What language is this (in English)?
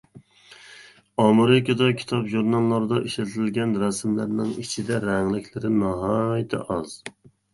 Uyghur